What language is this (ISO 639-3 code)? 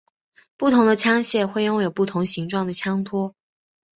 zho